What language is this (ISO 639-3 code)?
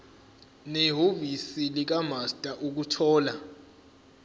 zul